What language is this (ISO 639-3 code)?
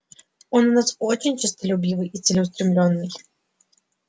rus